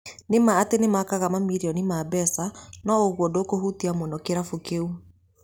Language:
Kikuyu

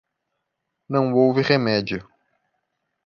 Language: Portuguese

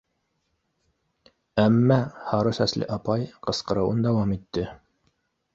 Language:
Bashkir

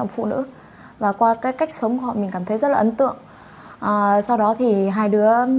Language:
Vietnamese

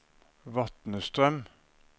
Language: Norwegian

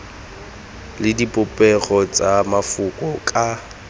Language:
Tswana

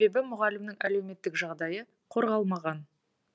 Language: Kazakh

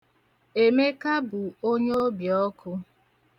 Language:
Igbo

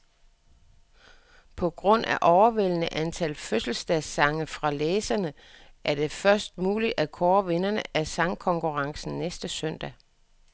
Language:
Danish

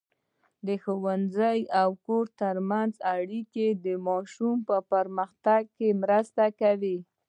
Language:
Pashto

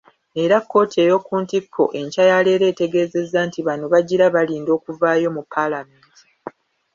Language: Ganda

